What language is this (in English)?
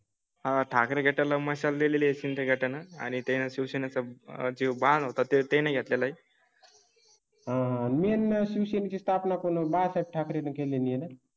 Marathi